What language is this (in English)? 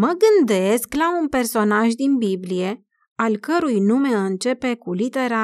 Romanian